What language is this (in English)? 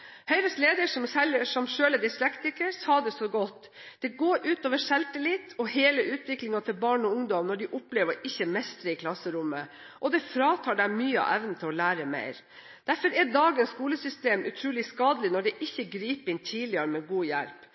Norwegian Bokmål